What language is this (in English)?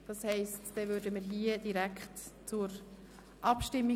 Swiss German